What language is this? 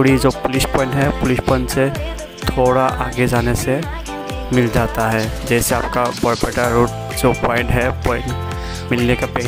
Hindi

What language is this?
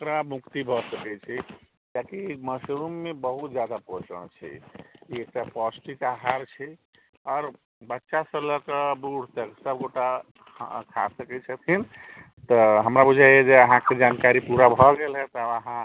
Maithili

